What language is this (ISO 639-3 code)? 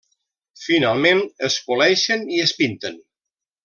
cat